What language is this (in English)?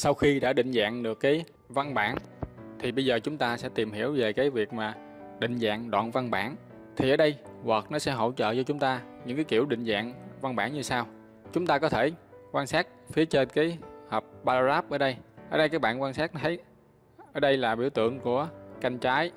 Vietnamese